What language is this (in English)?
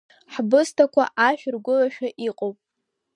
Abkhazian